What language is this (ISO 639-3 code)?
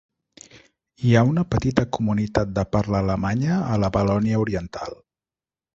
cat